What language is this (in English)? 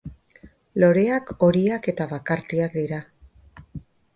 Basque